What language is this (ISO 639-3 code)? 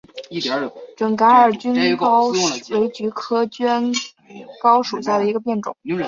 zho